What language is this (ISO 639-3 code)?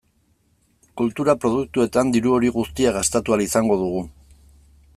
eus